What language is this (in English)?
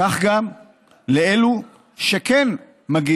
Hebrew